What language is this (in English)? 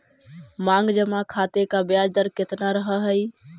Magahi